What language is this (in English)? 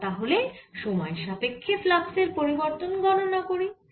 Bangla